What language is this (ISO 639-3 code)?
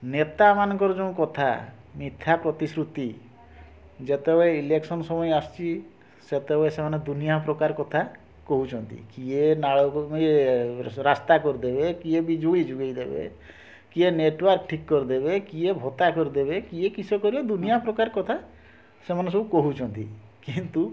ori